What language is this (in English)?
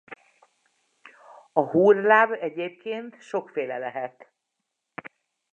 Hungarian